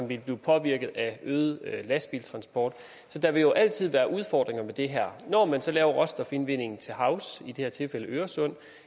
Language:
Danish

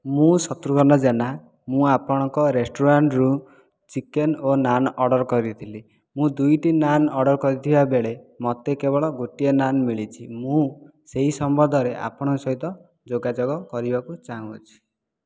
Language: Odia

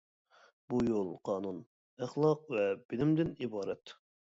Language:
Uyghur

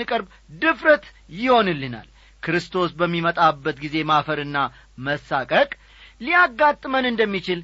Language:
Amharic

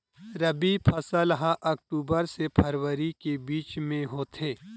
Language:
Chhattisgarhi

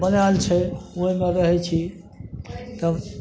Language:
Maithili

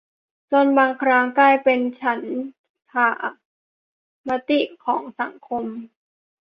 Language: Thai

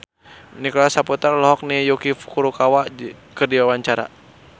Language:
Sundanese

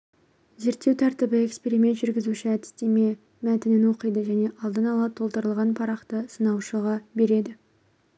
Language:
Kazakh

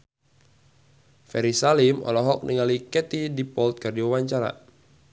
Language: Sundanese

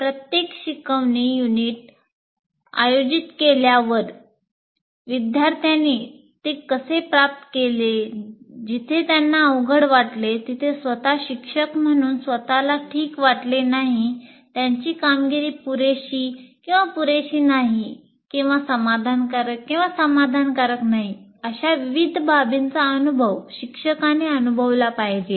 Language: Marathi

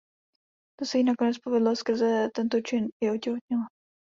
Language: Czech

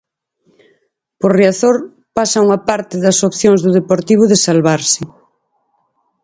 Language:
Galician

